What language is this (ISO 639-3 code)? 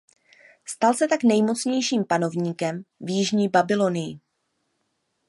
ces